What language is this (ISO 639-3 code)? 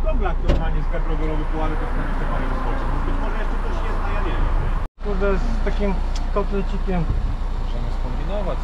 pol